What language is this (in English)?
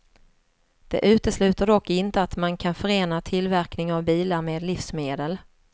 Swedish